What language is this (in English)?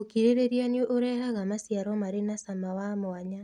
Kikuyu